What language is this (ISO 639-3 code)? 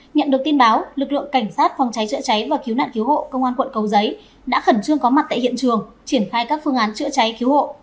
vie